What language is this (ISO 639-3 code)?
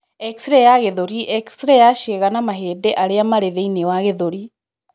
kik